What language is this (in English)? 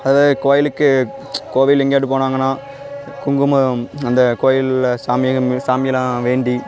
Tamil